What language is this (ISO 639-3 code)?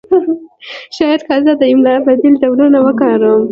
pus